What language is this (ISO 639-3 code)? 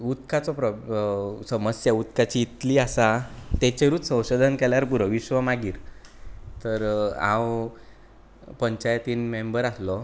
kok